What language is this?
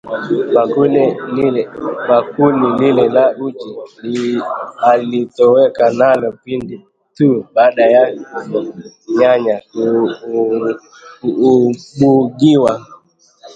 Swahili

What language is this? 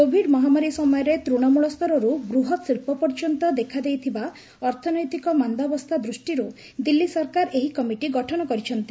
Odia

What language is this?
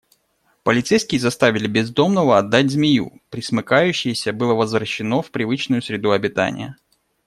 Russian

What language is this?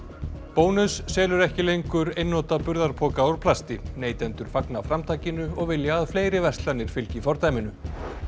Icelandic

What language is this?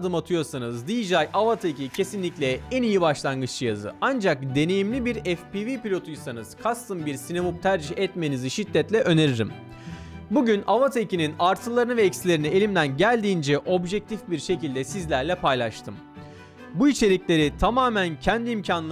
Turkish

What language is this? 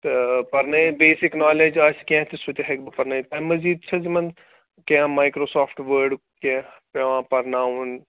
Kashmiri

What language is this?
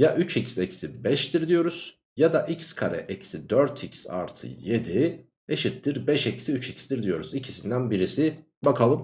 Turkish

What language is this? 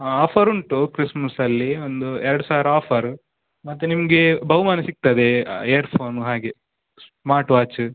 Kannada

